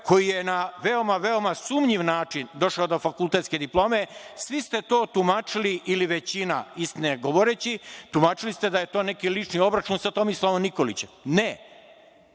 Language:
Serbian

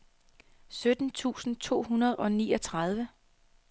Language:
Danish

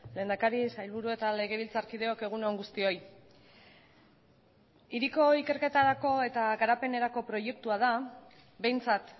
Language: Basque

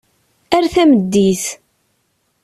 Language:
Kabyle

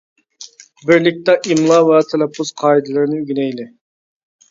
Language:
Uyghur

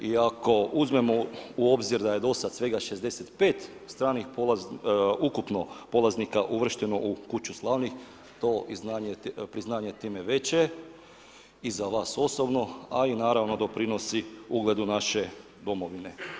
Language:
Croatian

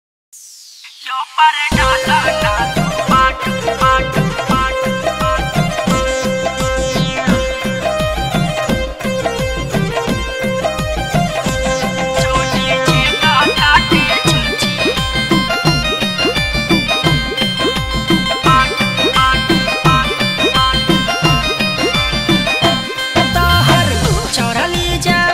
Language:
Thai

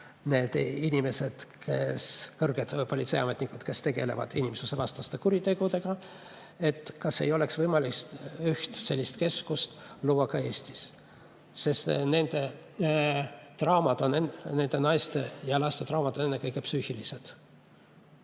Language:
Estonian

